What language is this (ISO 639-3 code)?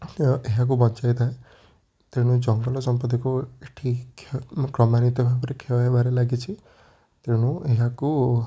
ori